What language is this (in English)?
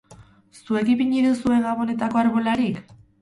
Basque